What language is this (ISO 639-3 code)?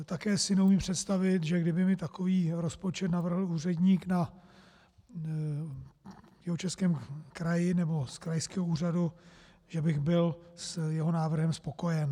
ces